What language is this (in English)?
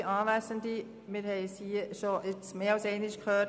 Swiss German